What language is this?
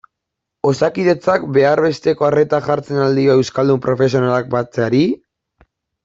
Basque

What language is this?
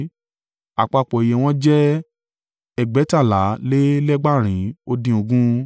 Yoruba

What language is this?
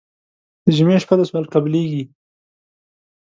Pashto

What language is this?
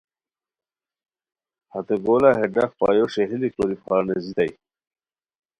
Khowar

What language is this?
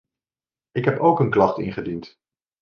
Dutch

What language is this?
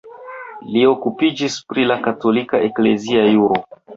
Esperanto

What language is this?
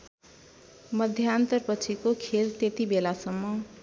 Nepali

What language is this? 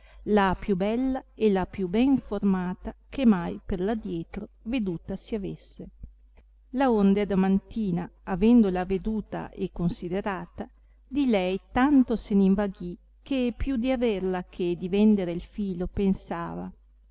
Italian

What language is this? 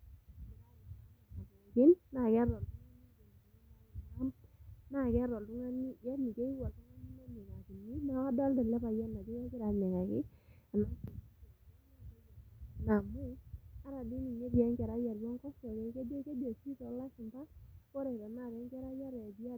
Masai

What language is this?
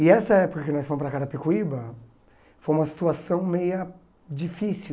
Portuguese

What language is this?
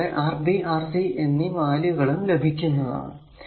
Malayalam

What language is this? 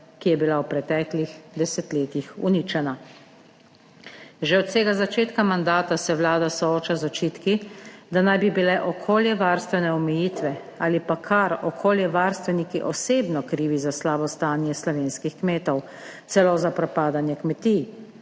Slovenian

